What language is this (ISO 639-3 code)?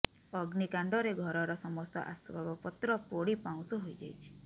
ori